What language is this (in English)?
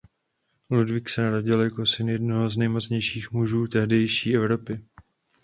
Czech